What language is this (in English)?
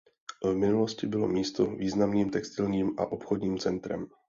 Czech